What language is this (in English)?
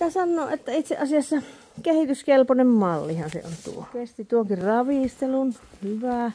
Finnish